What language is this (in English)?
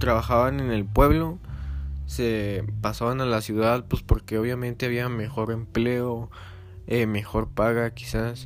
Spanish